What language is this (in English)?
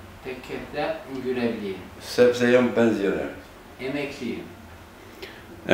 Turkish